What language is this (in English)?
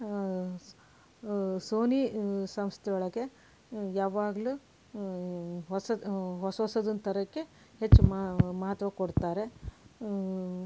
Kannada